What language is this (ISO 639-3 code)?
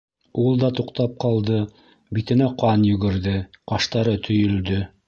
bak